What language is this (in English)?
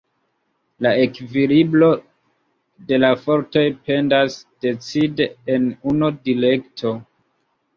Esperanto